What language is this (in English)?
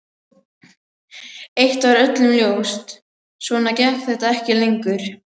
Icelandic